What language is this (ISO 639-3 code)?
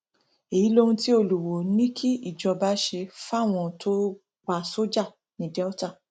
yor